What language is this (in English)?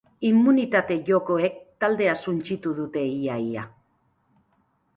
Basque